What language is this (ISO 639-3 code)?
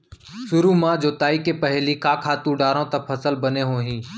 hne